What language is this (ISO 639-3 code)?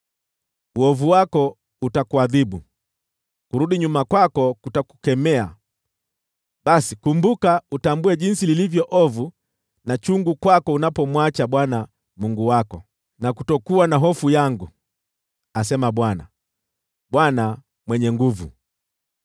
swa